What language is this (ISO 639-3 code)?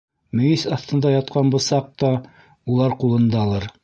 bak